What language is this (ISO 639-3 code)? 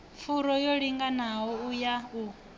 ven